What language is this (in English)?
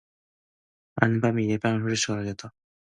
Korean